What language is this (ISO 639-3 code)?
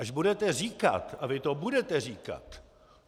ces